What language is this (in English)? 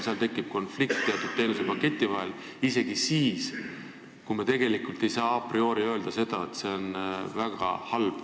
Estonian